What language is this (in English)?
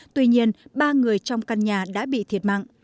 Vietnamese